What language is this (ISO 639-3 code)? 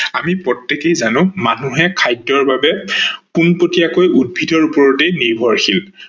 asm